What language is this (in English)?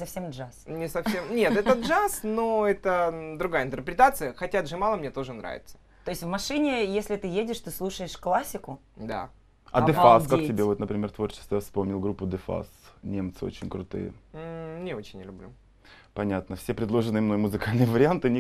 Russian